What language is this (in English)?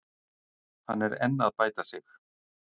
Icelandic